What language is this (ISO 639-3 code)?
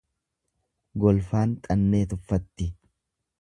orm